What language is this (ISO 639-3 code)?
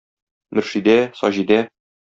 tat